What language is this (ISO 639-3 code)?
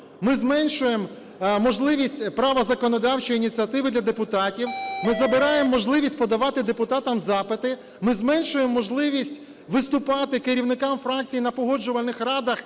ukr